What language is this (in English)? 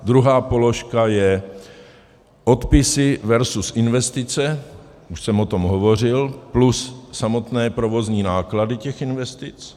Czech